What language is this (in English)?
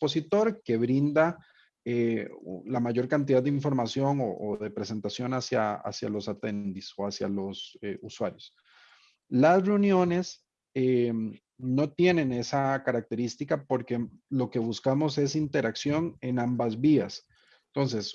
Spanish